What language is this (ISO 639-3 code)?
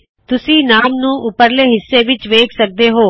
pan